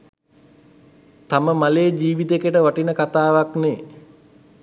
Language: Sinhala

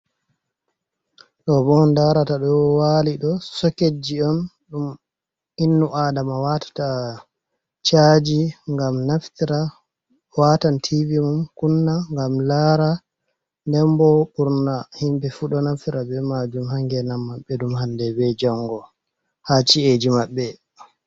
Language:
Fula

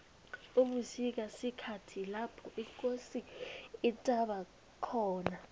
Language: South Ndebele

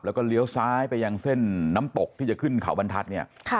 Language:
Thai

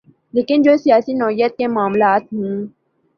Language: Urdu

